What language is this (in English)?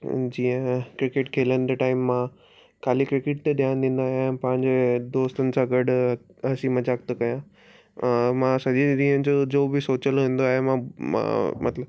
Sindhi